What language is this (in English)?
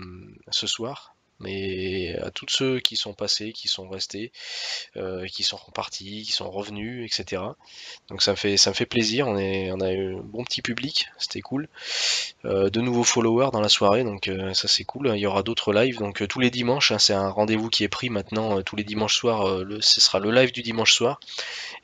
French